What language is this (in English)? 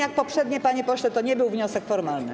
Polish